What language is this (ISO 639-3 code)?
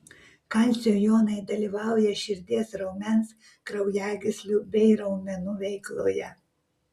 lit